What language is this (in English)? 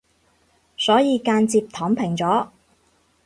Cantonese